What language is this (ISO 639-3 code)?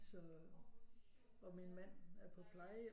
dan